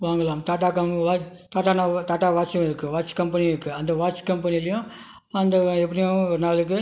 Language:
Tamil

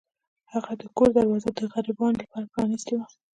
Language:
Pashto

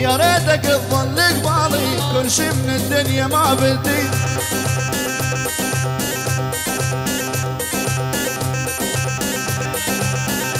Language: Arabic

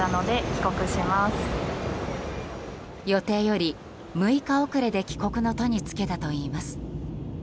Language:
Japanese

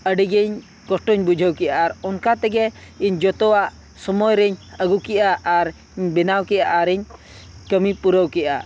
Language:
Santali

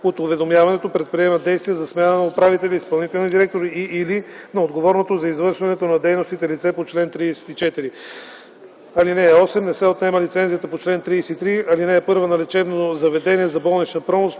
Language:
Bulgarian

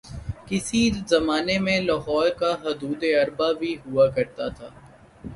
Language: Urdu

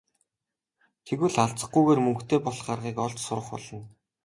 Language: Mongolian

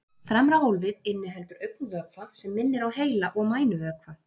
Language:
Icelandic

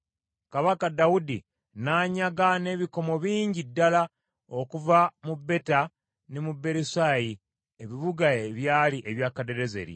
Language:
Ganda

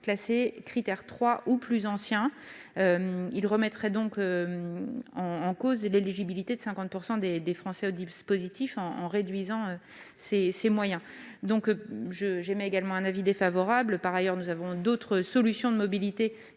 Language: French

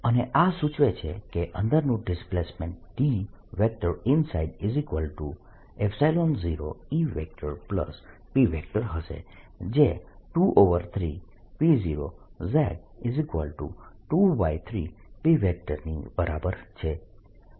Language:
Gujarati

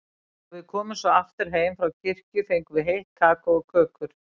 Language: Icelandic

